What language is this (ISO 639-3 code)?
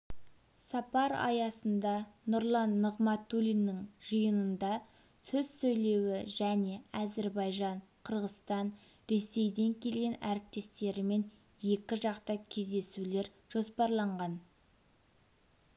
kaz